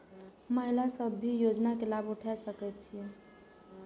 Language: Maithili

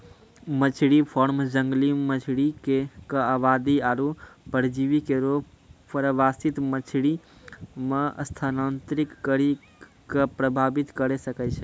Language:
Maithili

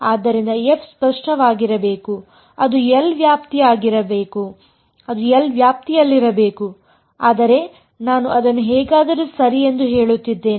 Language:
Kannada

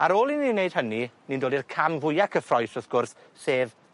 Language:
Welsh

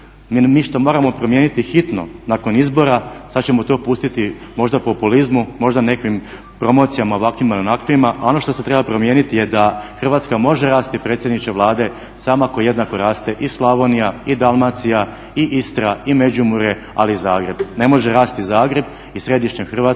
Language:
Croatian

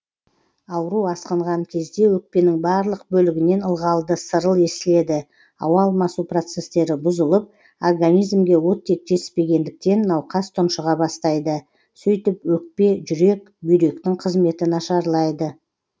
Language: Kazakh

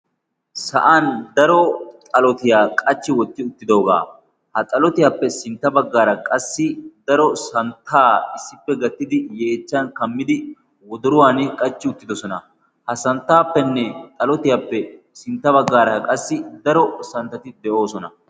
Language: Wolaytta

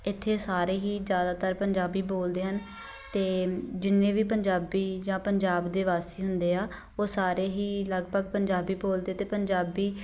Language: Punjabi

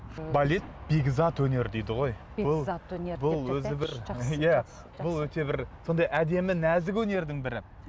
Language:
Kazakh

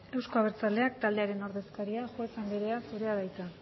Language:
Basque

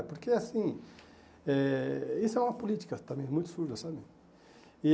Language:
Portuguese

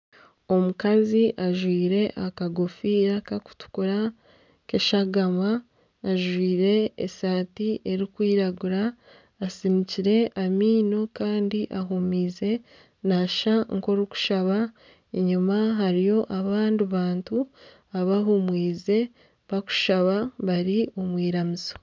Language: Nyankole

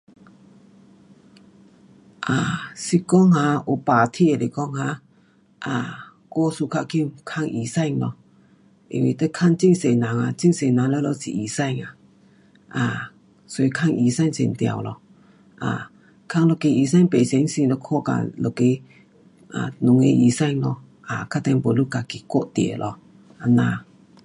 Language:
Pu-Xian Chinese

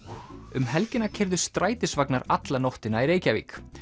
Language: Icelandic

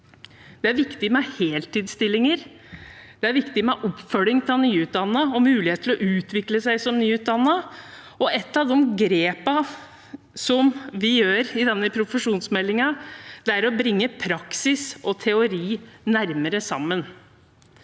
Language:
Norwegian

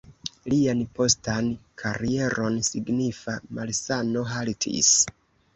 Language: Esperanto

